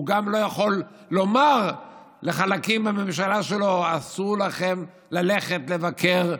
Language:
Hebrew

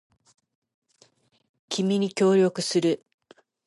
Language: Japanese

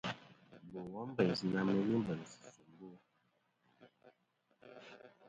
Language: Kom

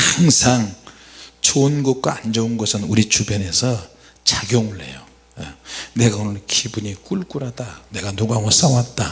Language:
Korean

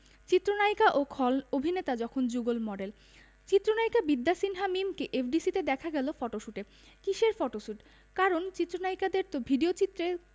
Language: Bangla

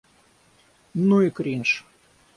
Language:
Russian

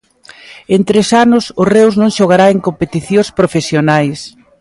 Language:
Galician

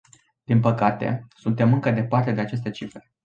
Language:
Romanian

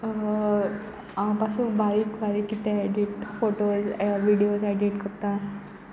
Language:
Konkani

